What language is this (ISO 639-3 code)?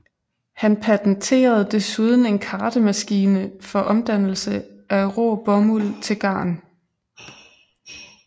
dan